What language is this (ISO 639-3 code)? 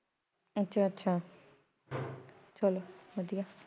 pan